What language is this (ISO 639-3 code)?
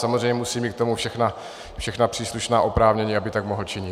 ces